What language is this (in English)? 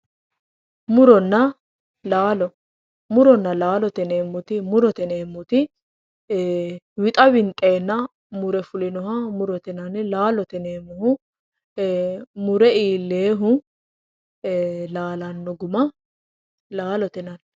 Sidamo